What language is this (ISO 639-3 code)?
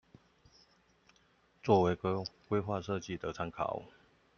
zho